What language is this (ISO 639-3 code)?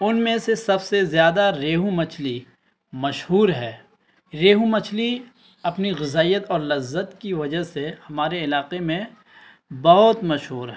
urd